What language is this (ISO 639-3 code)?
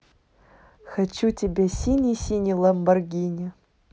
rus